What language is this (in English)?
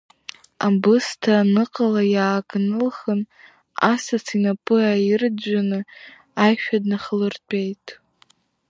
Abkhazian